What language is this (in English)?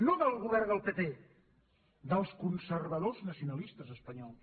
Catalan